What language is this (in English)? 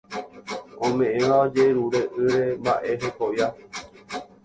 Guarani